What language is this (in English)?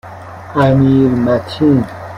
Persian